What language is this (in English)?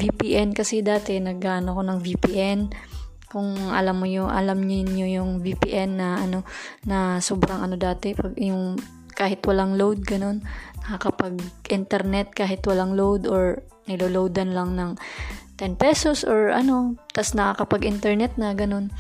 Filipino